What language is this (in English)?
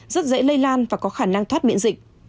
Vietnamese